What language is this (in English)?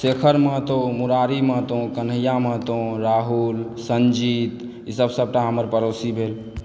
Maithili